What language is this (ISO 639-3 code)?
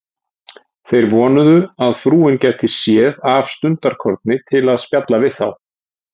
isl